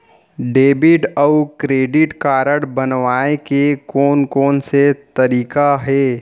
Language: Chhattisgarhi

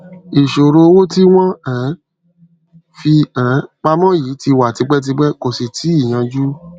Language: Yoruba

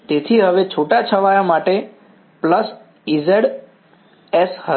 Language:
Gujarati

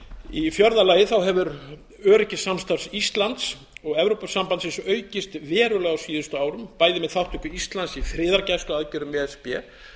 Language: Icelandic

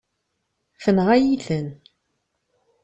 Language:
Kabyle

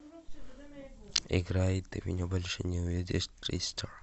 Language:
Russian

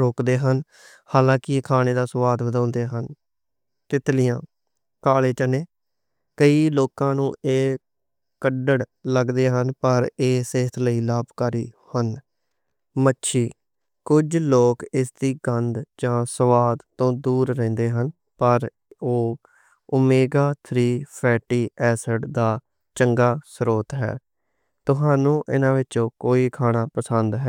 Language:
Western Panjabi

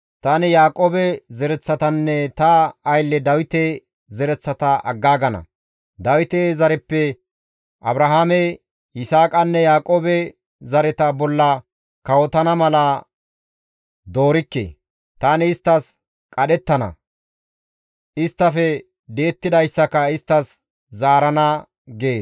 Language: Gamo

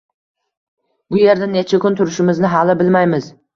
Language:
Uzbek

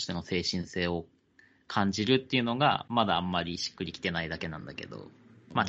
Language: Japanese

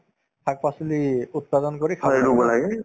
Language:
Assamese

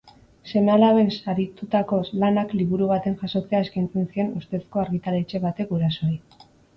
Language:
Basque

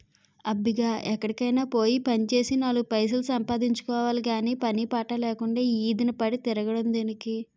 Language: Telugu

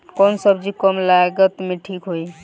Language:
Bhojpuri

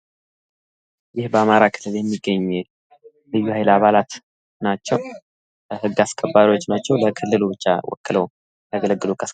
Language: Amharic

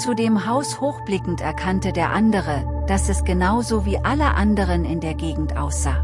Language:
German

